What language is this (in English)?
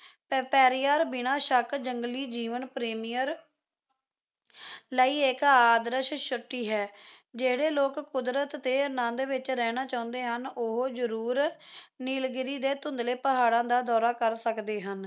Punjabi